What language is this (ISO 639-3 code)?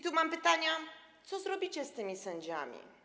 pol